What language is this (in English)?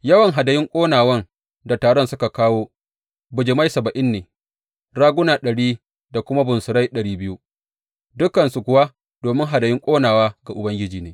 Hausa